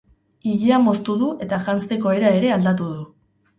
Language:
Basque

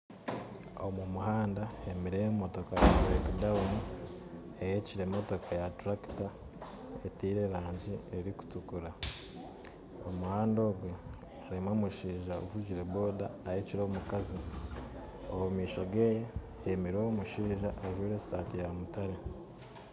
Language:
Nyankole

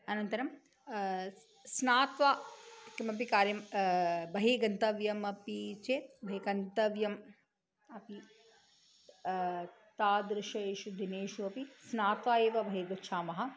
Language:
Sanskrit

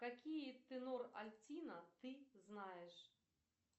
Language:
Russian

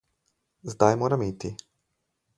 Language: Slovenian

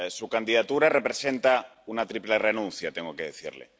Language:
Spanish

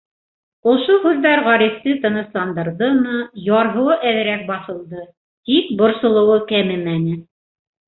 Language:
Bashkir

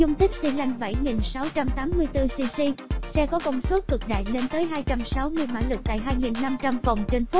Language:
Vietnamese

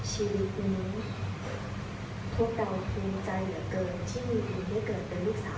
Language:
Thai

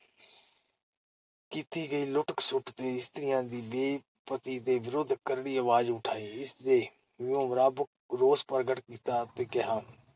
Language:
Punjabi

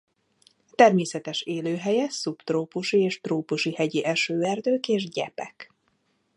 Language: Hungarian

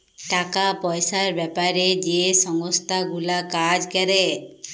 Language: Bangla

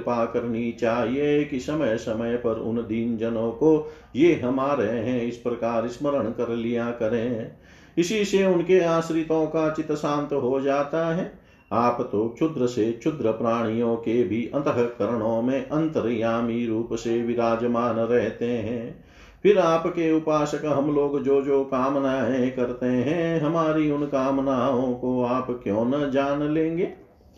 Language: Hindi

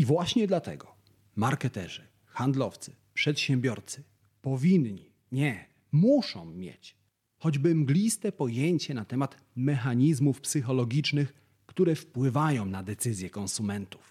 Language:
Polish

